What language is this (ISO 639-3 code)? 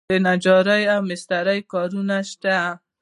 pus